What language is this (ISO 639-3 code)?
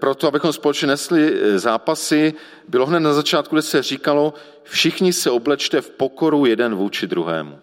ces